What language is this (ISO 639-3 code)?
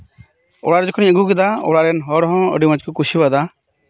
sat